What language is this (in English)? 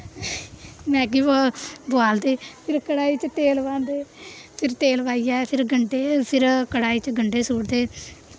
Dogri